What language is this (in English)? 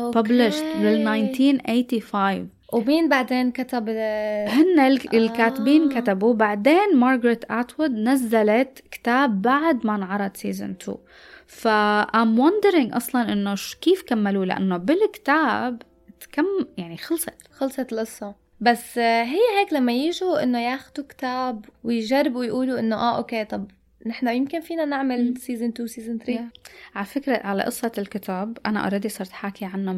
Arabic